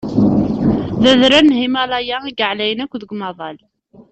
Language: Kabyle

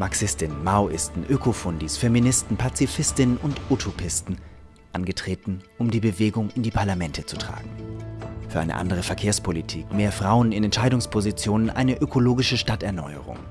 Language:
German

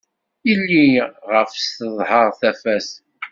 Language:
Kabyle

